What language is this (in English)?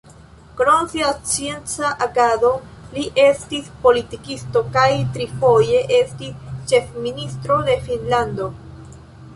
Esperanto